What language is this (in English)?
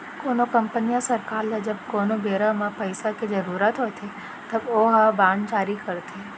Chhattisgarhi